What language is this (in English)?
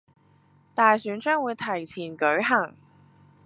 Cantonese